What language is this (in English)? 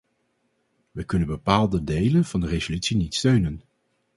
Dutch